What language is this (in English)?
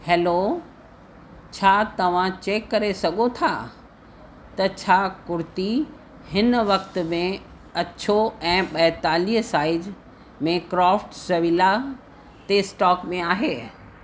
Sindhi